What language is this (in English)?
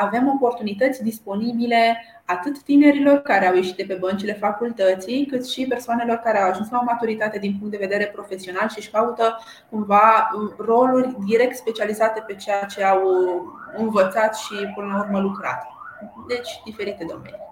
Romanian